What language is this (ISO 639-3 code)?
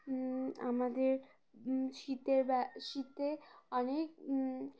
ben